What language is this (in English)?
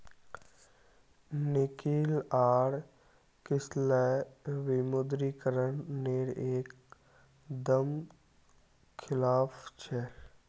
Magahi